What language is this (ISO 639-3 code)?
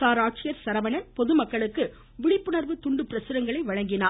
tam